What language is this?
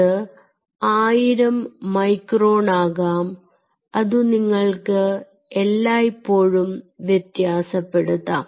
Malayalam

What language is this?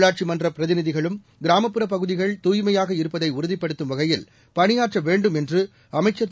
Tamil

